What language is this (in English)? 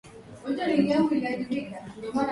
Swahili